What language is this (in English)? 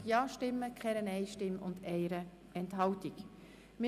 Swiss German